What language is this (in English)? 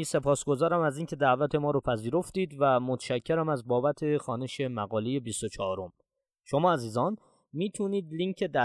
Persian